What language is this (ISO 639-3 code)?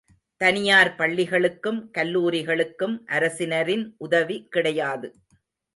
tam